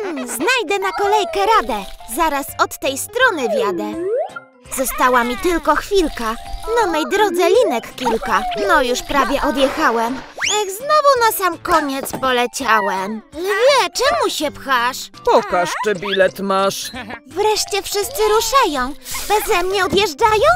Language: Polish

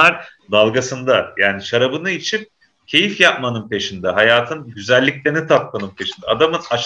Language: Turkish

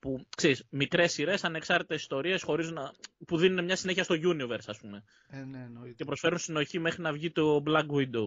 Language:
Greek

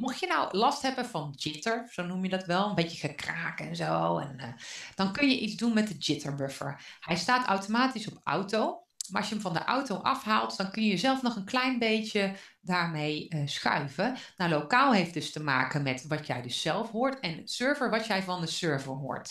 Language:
Dutch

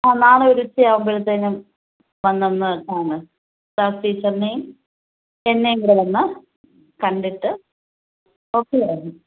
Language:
Malayalam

